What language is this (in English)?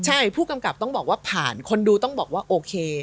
Thai